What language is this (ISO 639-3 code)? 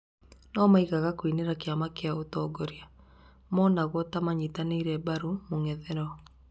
kik